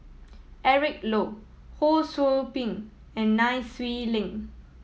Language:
English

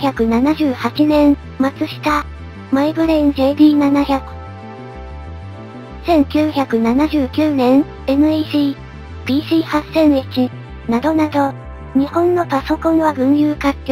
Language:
Japanese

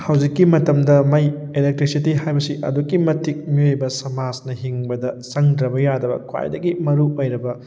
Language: Manipuri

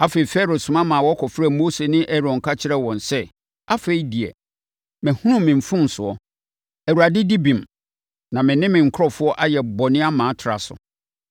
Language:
Akan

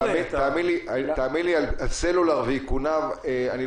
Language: Hebrew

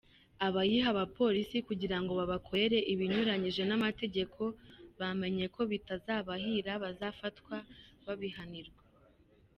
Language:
Kinyarwanda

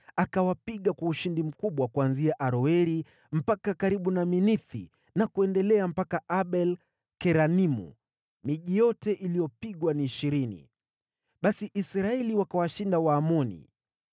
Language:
Swahili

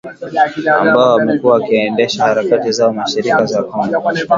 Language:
Swahili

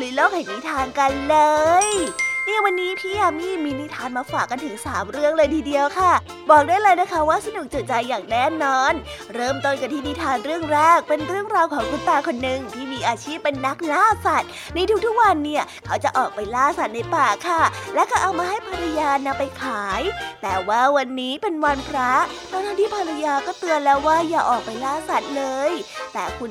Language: Thai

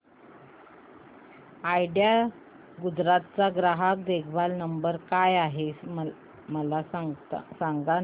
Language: Marathi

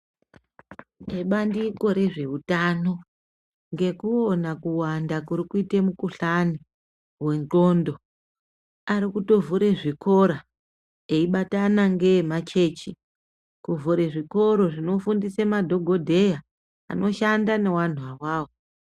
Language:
Ndau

